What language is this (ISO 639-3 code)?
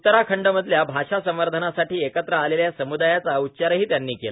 mar